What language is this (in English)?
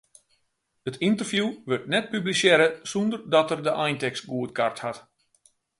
Western Frisian